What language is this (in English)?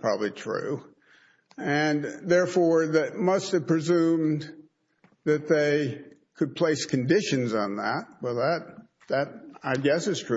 English